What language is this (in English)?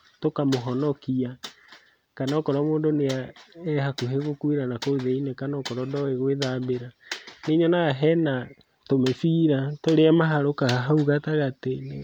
Kikuyu